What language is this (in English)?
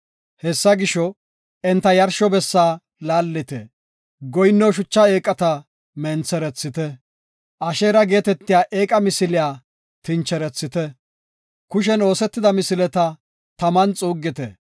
Gofa